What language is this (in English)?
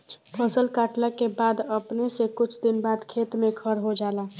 Bhojpuri